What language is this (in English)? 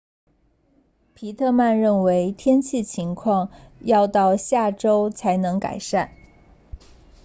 Chinese